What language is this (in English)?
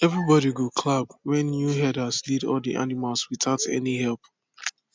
Nigerian Pidgin